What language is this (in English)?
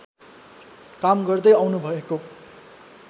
Nepali